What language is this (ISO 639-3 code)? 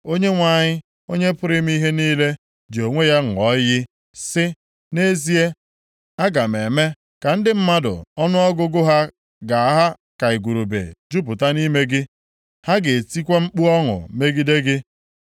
ibo